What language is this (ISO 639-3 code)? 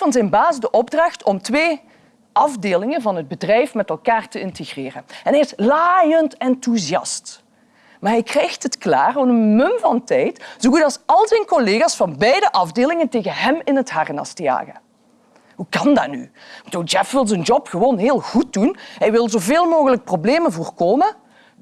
nld